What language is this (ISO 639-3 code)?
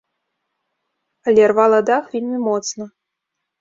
bel